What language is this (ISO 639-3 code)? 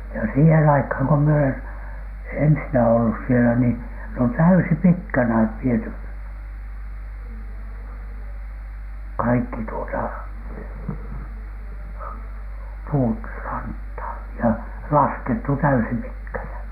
fin